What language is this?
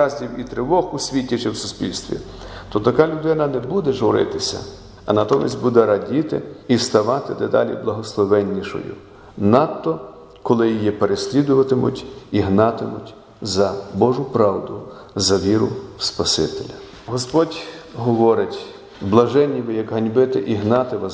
Ukrainian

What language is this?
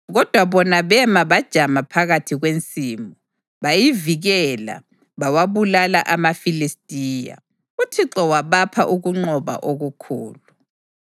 North Ndebele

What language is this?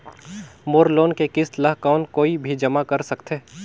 Chhattisgarhi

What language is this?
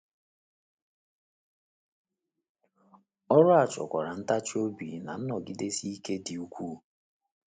Igbo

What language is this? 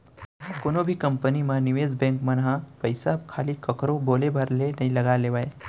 Chhattisgarhi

